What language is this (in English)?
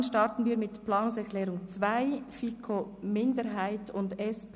Swiss German